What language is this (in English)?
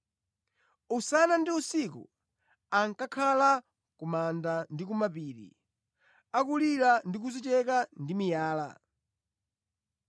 Nyanja